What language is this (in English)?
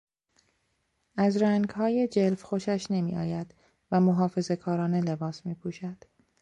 Persian